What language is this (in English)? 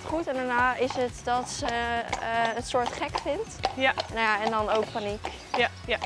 Dutch